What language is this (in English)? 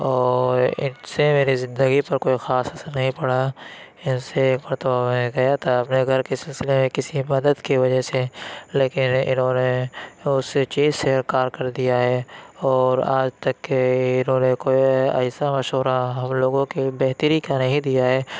Urdu